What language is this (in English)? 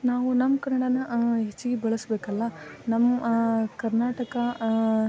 Kannada